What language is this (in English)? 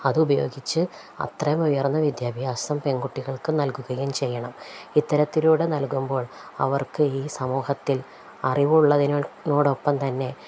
Malayalam